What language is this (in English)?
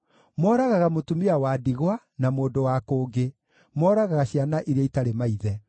Kikuyu